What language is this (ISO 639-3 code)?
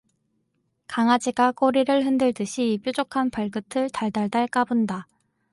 kor